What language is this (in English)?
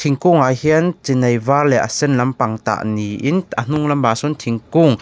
Mizo